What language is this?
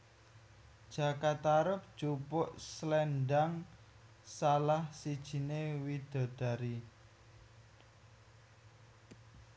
Javanese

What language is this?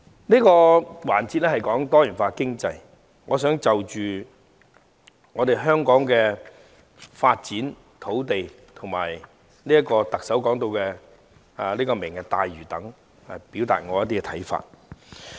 Cantonese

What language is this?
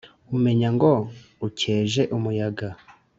Kinyarwanda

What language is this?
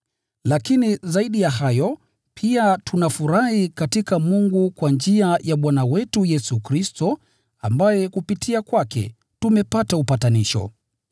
Swahili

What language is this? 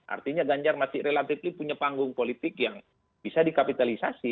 Indonesian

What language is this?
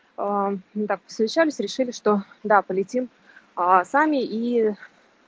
Russian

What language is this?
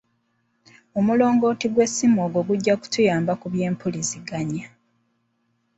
Ganda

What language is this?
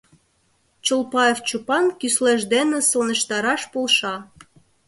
Mari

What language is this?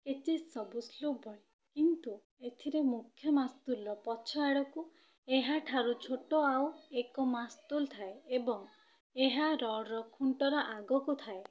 Odia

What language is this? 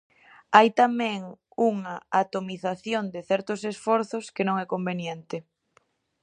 Galician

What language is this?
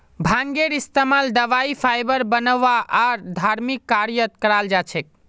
Magahi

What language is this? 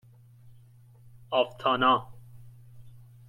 Persian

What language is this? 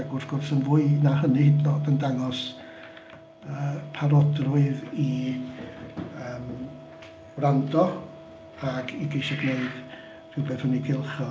Welsh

